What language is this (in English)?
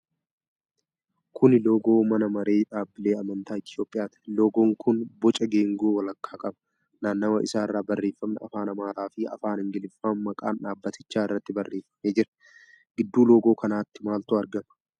Oromo